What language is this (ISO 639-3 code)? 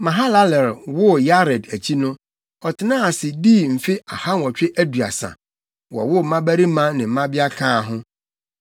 aka